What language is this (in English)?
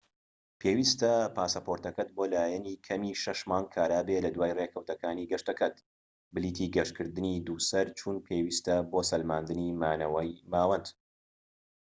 Central Kurdish